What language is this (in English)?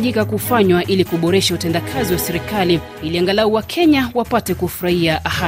Swahili